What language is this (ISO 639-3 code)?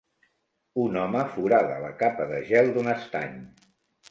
cat